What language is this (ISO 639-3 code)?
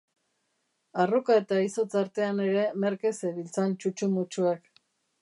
eus